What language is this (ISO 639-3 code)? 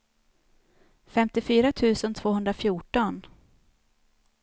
swe